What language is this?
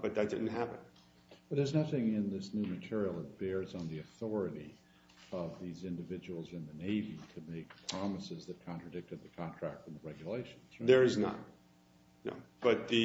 English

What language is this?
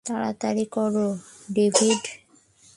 Bangla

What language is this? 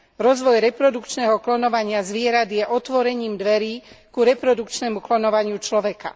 Slovak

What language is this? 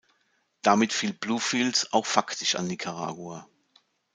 German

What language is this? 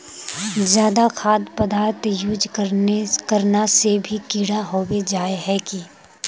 Magahi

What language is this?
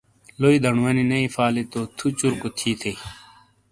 Shina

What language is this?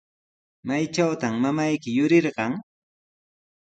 Sihuas Ancash Quechua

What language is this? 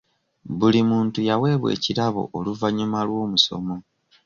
Ganda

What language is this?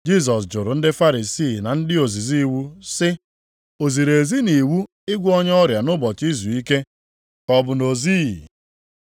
Igbo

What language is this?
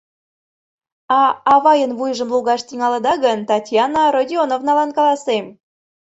Mari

